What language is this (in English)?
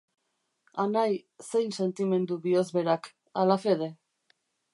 Basque